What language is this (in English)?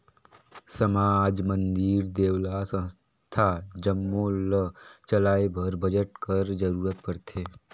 Chhattisgarhi